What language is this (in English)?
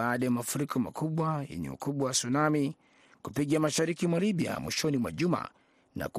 Swahili